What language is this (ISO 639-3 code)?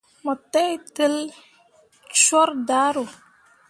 mua